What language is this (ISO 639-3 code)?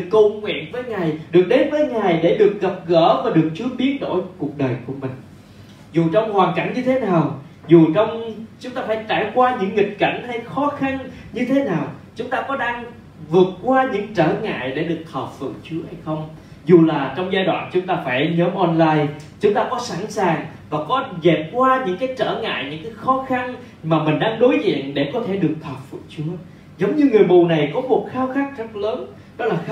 vie